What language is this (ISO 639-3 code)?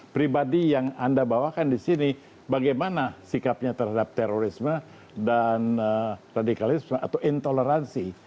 ind